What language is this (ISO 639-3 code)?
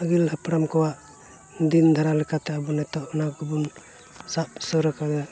sat